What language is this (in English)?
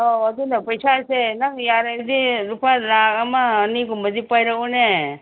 Manipuri